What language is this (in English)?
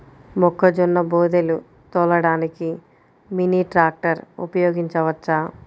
Telugu